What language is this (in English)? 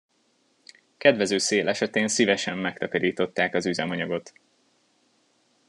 Hungarian